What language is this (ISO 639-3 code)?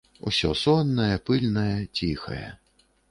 bel